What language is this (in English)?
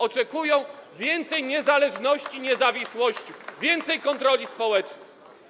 Polish